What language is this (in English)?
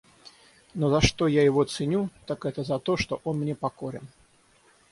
Russian